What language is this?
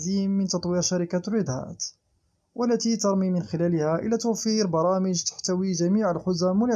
Arabic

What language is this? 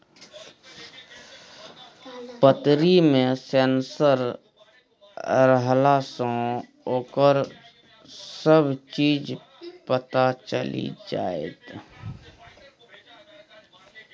Maithili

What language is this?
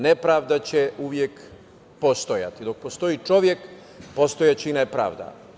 Serbian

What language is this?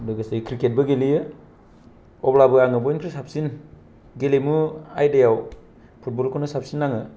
Bodo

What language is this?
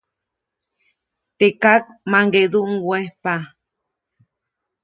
Copainalá Zoque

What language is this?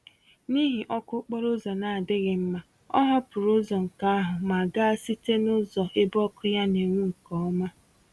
Igbo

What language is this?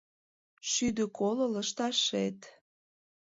Mari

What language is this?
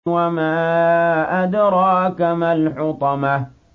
Arabic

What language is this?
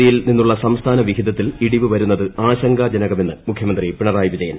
Malayalam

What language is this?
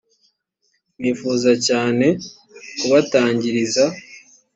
Kinyarwanda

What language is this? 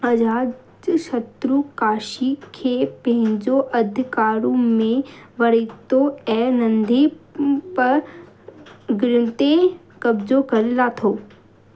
Sindhi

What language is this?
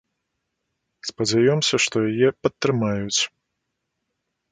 Belarusian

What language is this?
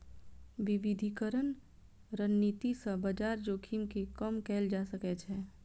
Maithili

